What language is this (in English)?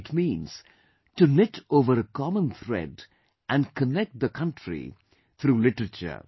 English